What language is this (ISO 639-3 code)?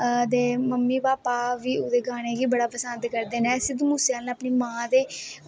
doi